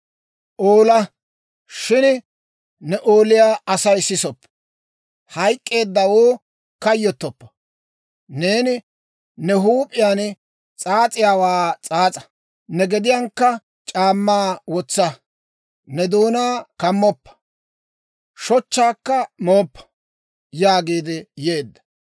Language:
Dawro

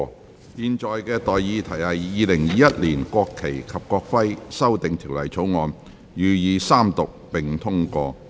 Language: Cantonese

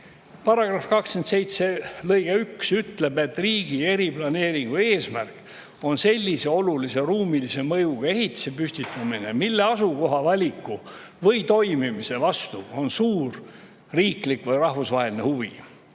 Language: Estonian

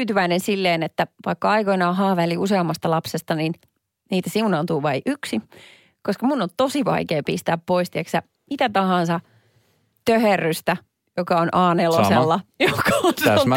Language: Finnish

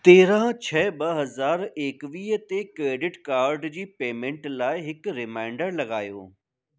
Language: Sindhi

